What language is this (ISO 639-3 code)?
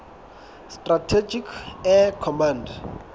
sot